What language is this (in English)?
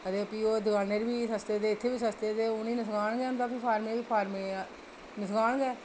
Dogri